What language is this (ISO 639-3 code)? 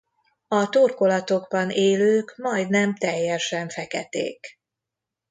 hun